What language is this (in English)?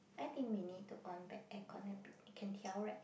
English